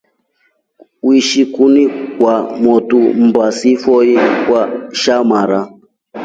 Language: Rombo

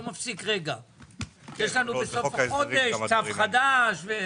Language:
Hebrew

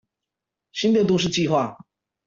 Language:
Chinese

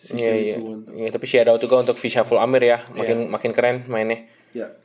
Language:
Indonesian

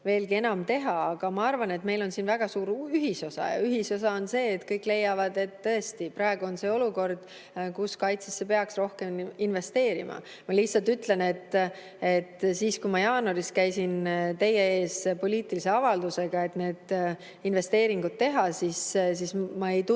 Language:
Estonian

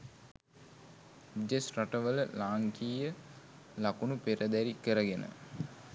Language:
Sinhala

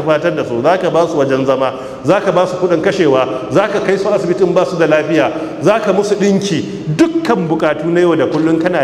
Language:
Arabic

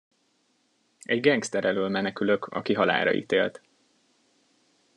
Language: Hungarian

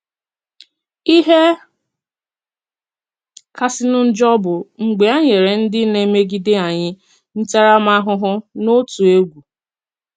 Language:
Igbo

